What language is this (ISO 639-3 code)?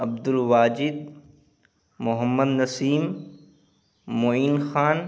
urd